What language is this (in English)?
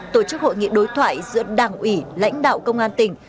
Vietnamese